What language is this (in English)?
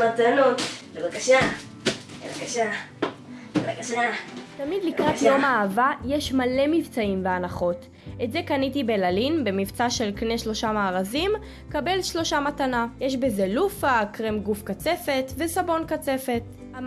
Hebrew